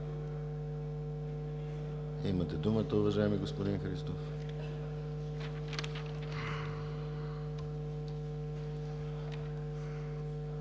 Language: Bulgarian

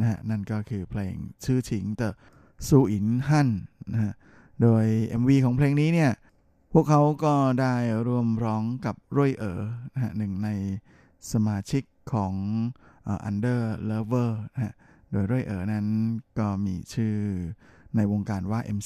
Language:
Thai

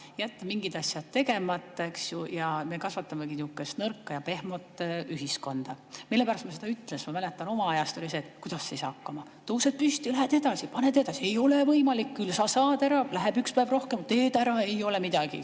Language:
Estonian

